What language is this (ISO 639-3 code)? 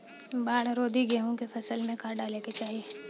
bho